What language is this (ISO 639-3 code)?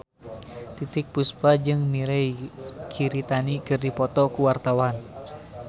sun